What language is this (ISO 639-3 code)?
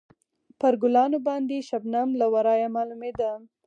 pus